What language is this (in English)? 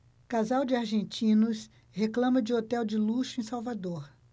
Portuguese